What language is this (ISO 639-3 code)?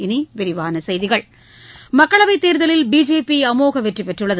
tam